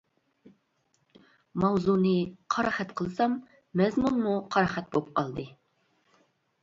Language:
Uyghur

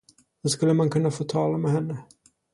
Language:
Swedish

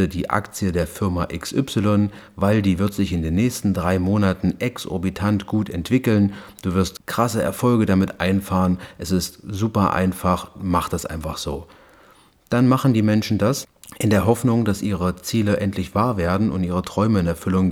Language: German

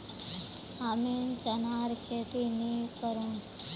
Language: Magahi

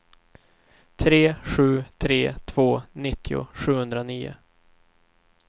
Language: Swedish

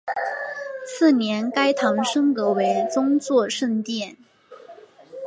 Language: Chinese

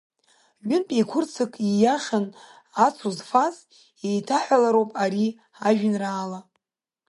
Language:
Abkhazian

